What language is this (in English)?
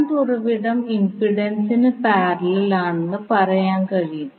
Malayalam